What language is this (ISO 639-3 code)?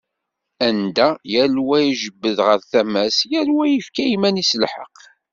kab